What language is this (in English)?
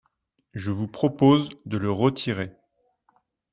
French